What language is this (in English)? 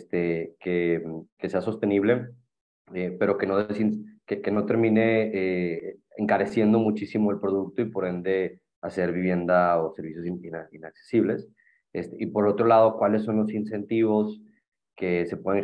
Spanish